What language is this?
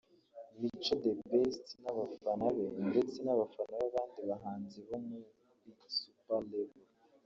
Kinyarwanda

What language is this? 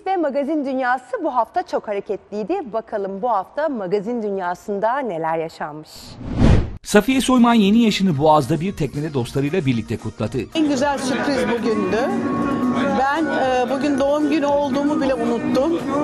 Turkish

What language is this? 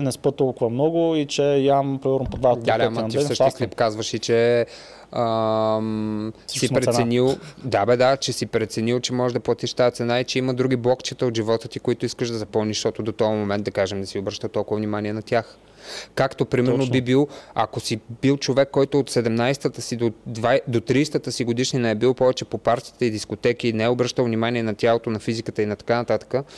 Bulgarian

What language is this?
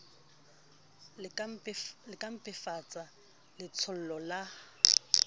Southern Sotho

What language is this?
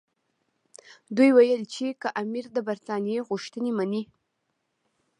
Pashto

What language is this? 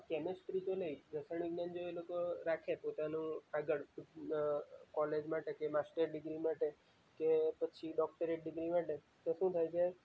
Gujarati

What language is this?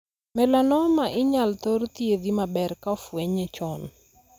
Luo (Kenya and Tanzania)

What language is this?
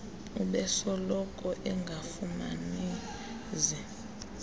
Xhosa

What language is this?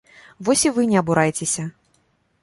Belarusian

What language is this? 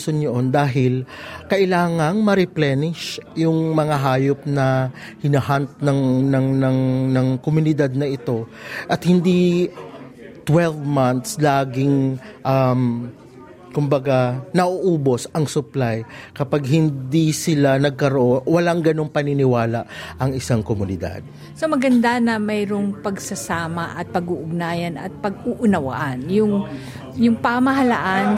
Filipino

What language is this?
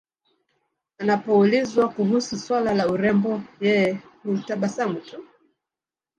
Swahili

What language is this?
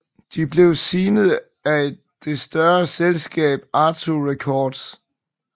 Danish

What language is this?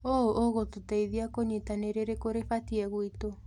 Kikuyu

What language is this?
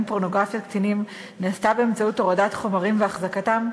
Hebrew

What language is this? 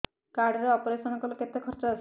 Odia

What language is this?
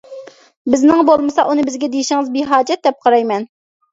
Uyghur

